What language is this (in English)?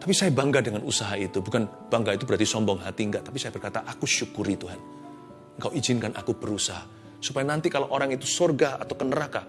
Indonesian